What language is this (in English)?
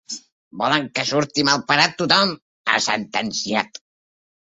Catalan